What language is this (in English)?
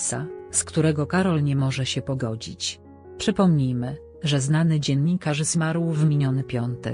Polish